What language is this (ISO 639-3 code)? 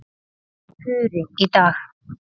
isl